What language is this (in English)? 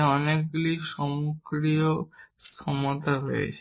Bangla